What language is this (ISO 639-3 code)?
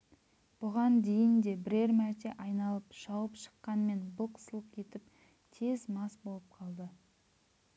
kaz